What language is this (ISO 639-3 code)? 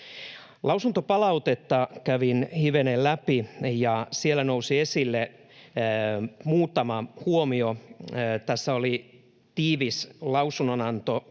fin